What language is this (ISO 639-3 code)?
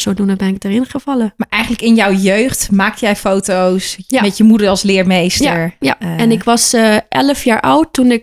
nld